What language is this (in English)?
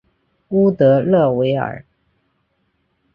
Chinese